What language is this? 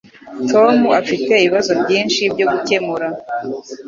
Kinyarwanda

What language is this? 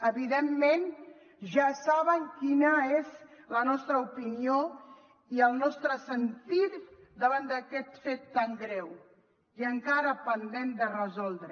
Catalan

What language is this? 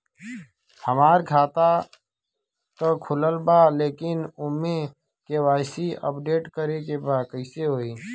Bhojpuri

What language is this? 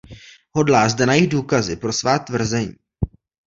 Czech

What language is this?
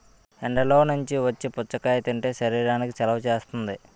Telugu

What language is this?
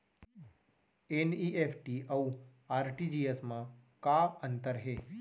Chhattisgarhi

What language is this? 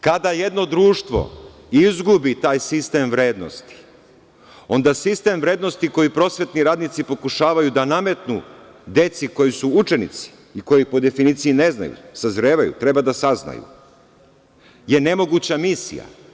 Serbian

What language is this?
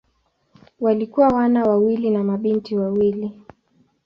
Swahili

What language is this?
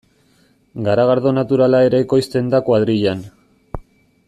Basque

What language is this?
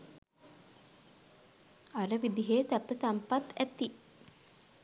Sinhala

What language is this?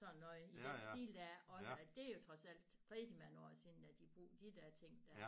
Danish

